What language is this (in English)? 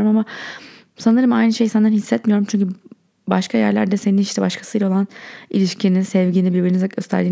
Turkish